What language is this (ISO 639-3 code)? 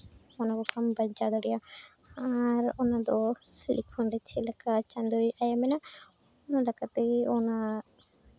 sat